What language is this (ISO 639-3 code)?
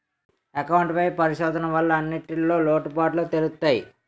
tel